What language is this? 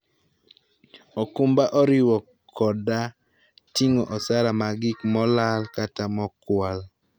Luo (Kenya and Tanzania)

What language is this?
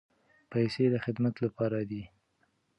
Pashto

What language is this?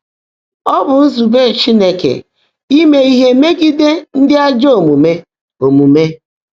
Igbo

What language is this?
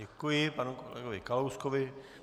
Czech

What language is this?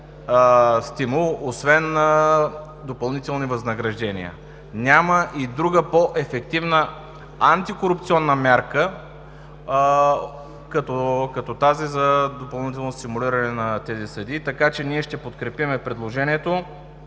Bulgarian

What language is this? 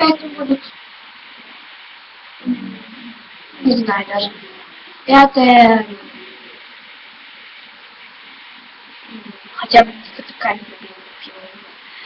Russian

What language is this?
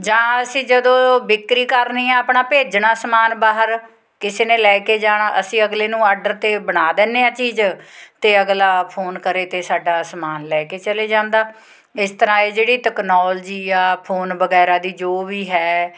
Punjabi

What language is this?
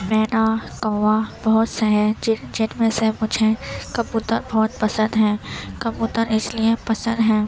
Urdu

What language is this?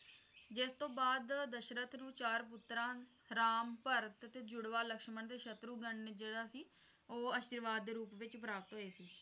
Punjabi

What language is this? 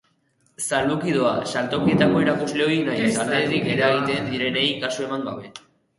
Basque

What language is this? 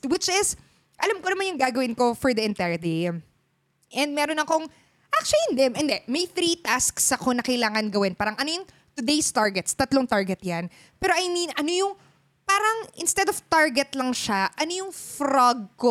Filipino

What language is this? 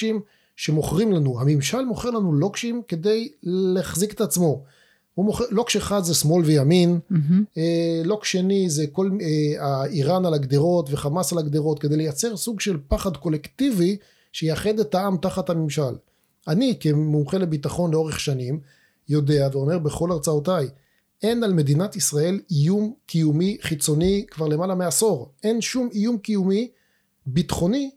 Hebrew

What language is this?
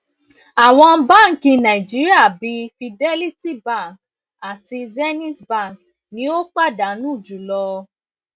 Yoruba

